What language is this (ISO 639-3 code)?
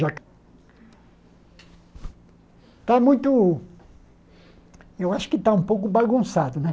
por